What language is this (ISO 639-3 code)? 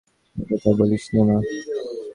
ben